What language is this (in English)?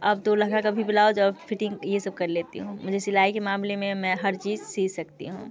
Hindi